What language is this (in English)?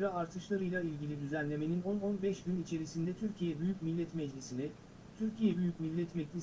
Turkish